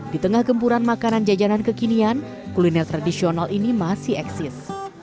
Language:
Indonesian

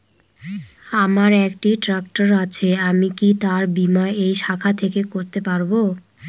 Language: Bangla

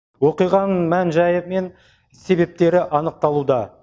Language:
Kazakh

